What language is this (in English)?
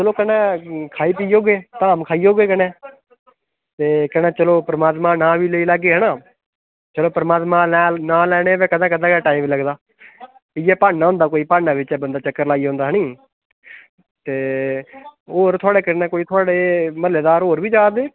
Dogri